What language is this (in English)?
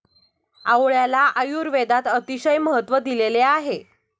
Marathi